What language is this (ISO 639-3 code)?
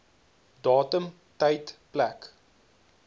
afr